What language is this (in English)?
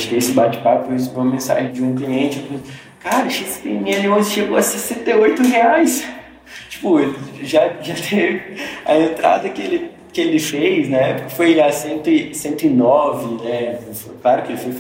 Portuguese